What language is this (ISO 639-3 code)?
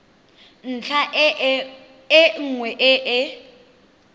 tsn